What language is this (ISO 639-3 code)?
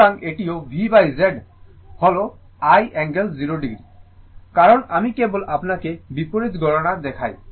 ben